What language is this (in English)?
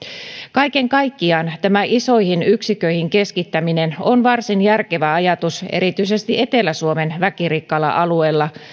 Finnish